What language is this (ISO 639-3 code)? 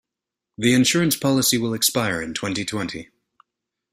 eng